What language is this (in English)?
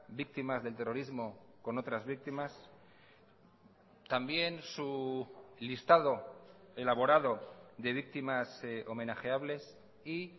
Spanish